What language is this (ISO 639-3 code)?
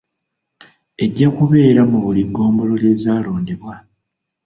lug